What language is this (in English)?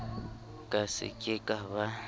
Southern Sotho